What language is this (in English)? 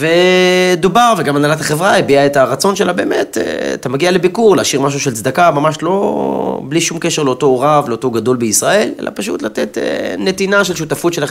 Hebrew